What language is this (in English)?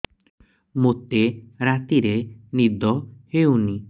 Odia